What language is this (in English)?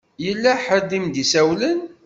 Kabyle